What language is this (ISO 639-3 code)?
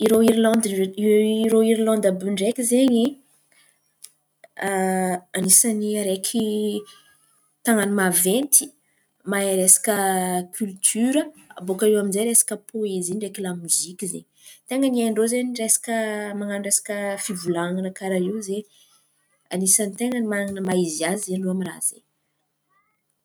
xmv